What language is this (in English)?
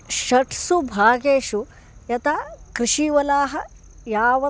Sanskrit